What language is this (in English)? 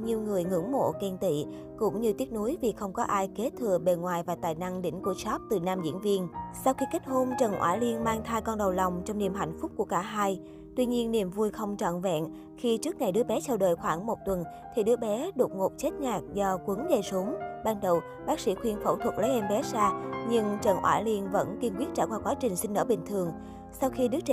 Vietnamese